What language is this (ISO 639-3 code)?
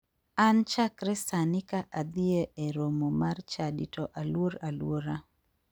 luo